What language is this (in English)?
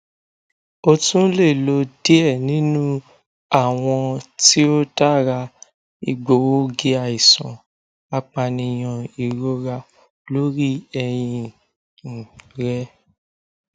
Yoruba